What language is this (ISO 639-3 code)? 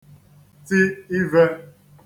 ibo